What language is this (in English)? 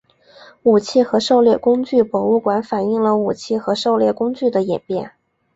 Chinese